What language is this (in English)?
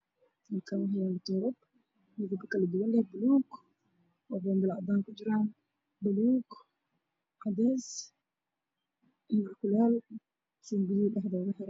Somali